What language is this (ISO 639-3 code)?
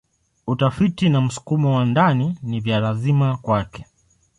swa